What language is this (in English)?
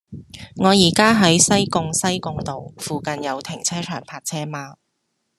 Cantonese